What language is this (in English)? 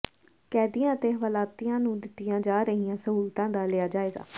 Punjabi